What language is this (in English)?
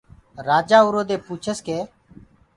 Gurgula